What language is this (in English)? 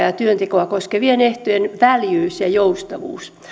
Finnish